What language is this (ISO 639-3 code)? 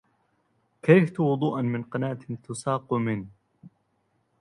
ara